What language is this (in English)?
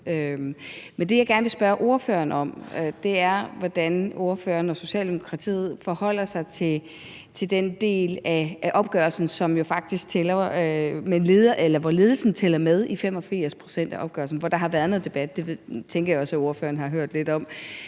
Danish